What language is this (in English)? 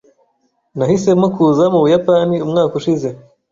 Kinyarwanda